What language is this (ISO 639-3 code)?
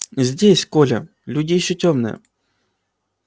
rus